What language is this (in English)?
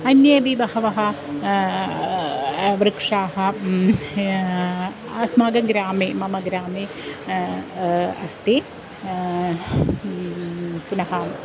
Sanskrit